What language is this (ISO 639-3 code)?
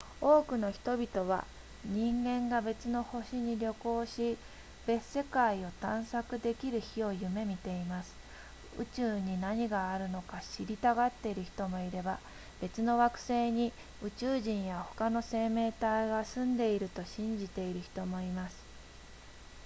jpn